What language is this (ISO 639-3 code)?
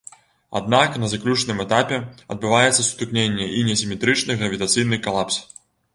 bel